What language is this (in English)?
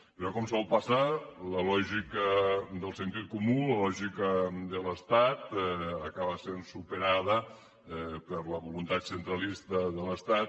Catalan